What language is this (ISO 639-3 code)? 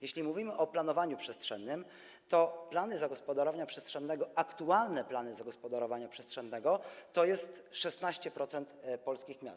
pol